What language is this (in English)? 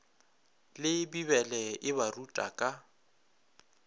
Northern Sotho